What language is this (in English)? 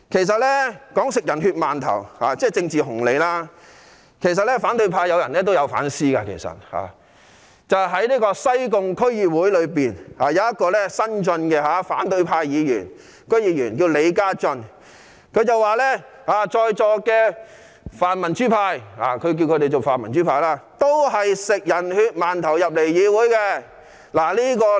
Cantonese